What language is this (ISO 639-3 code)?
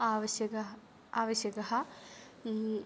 san